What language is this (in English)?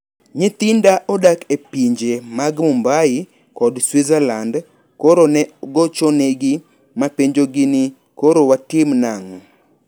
Luo (Kenya and Tanzania)